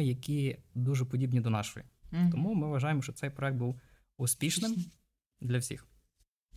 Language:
Ukrainian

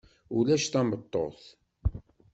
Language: Kabyle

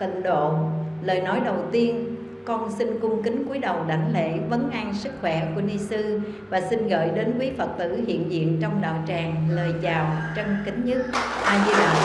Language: Vietnamese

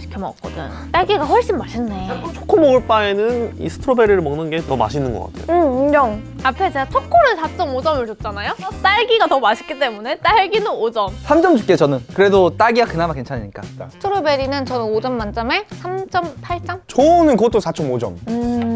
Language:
Korean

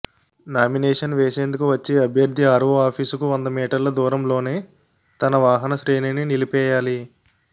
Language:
Telugu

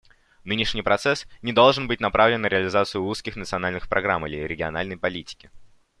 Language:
Russian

